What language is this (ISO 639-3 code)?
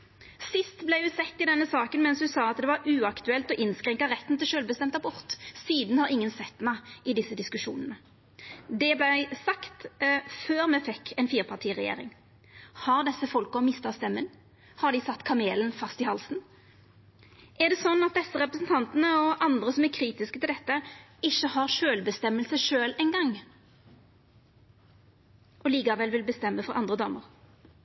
nno